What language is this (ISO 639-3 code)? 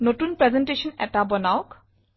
asm